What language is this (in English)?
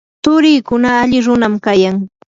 Yanahuanca Pasco Quechua